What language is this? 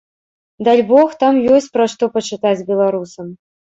Belarusian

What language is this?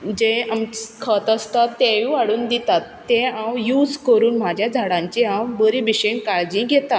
Konkani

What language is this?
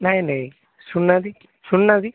Odia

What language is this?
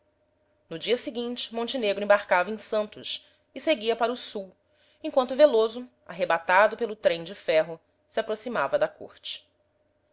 Portuguese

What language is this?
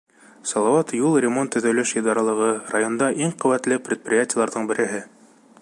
Bashkir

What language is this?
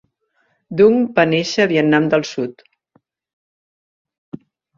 Catalan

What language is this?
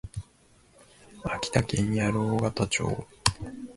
Japanese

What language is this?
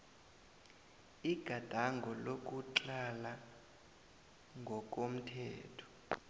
South Ndebele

